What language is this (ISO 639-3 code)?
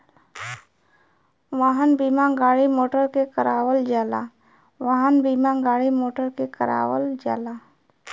bho